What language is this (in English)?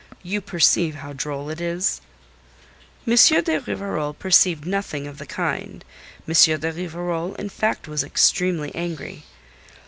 English